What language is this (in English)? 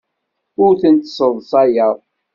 Kabyle